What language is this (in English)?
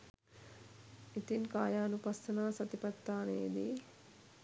Sinhala